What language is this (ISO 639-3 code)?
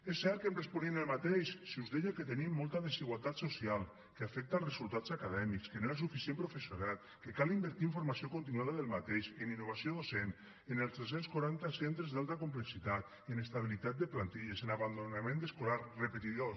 cat